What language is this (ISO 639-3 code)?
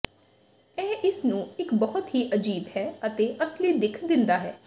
pan